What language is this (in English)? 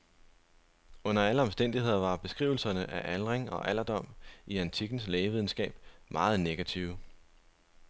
Danish